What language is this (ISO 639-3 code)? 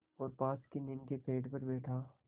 hin